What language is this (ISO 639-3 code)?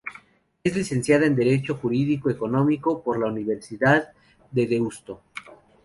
spa